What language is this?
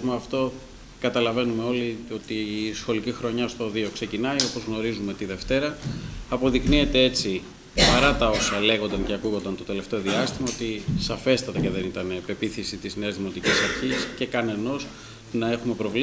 Greek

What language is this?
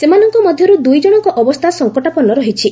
Odia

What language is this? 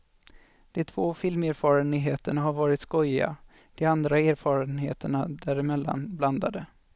Swedish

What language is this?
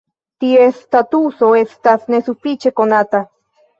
Esperanto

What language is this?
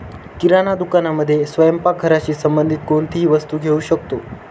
Marathi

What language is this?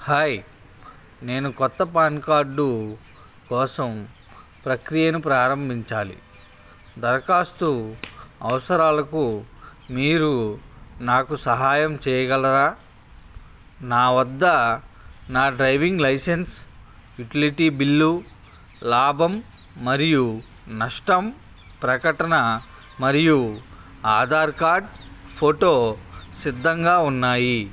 Telugu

